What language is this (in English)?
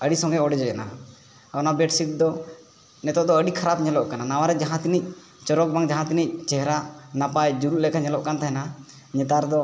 Santali